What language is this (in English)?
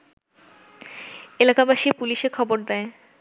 Bangla